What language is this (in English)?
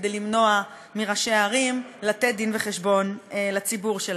Hebrew